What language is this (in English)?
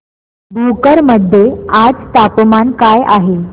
Marathi